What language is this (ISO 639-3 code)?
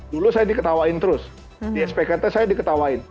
ind